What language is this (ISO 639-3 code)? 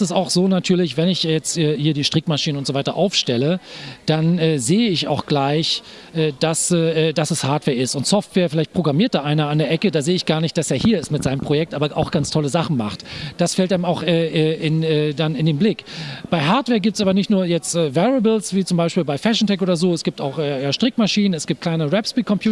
deu